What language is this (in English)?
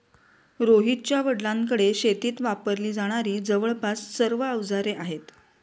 Marathi